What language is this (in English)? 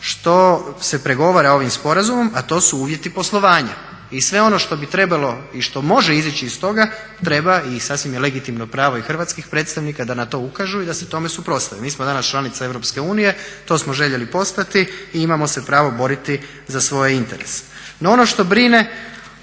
Croatian